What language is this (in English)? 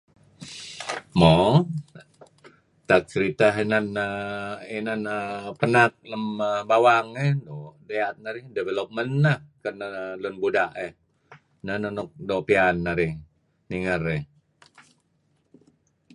Kelabit